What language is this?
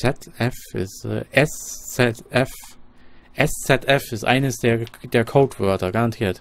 German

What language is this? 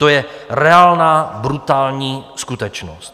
Czech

